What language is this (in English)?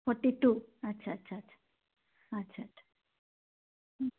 Assamese